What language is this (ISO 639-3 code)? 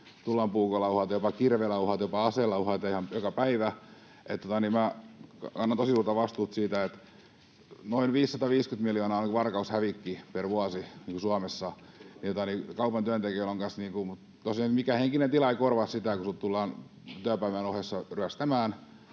fin